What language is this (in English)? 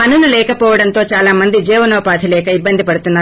Telugu